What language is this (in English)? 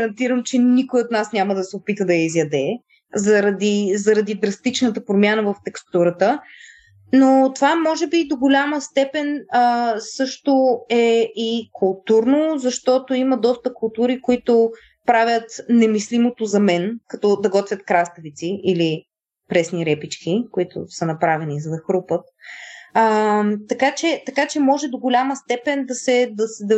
Bulgarian